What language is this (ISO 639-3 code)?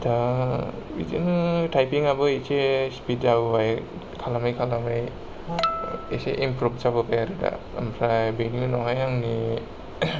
brx